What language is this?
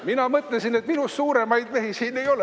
Estonian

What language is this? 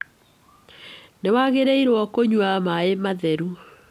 Kikuyu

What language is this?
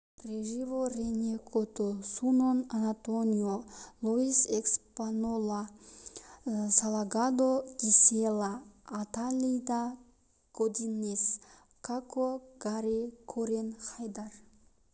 Kazakh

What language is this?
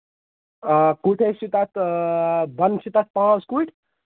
Kashmiri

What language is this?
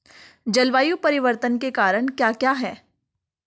Hindi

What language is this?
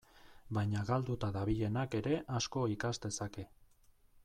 Basque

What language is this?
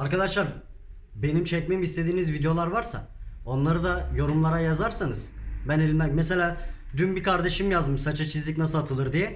Turkish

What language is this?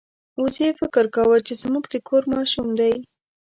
Pashto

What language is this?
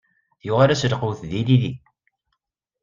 Kabyle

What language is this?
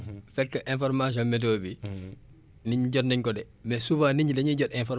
Wolof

